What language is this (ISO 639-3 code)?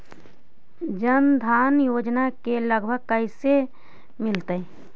mag